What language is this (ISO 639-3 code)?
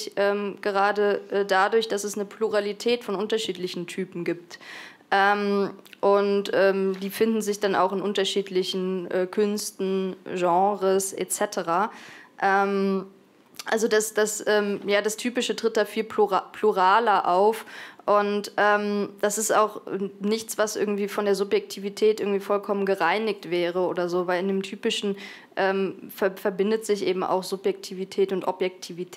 deu